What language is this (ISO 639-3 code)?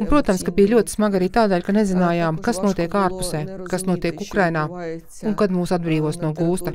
lav